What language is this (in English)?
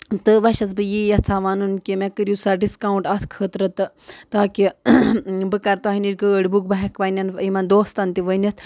Kashmiri